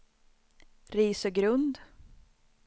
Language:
Swedish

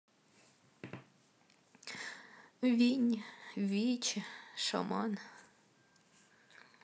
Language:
Russian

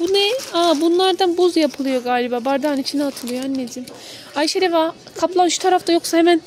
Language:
Turkish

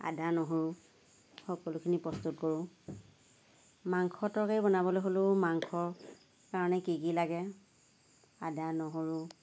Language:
Assamese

